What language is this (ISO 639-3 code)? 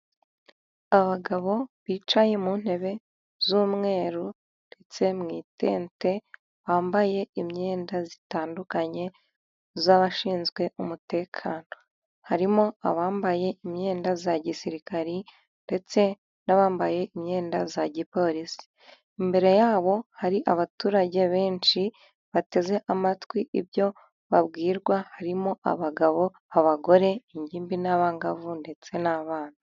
kin